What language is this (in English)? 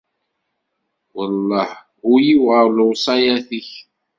Kabyle